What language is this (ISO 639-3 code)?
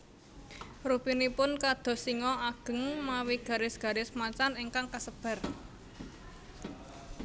jav